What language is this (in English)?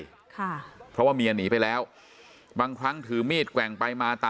Thai